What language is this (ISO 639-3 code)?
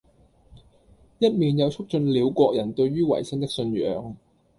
yue